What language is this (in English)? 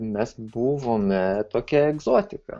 Lithuanian